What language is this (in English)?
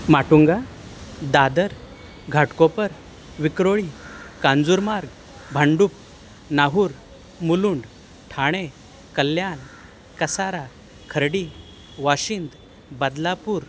Marathi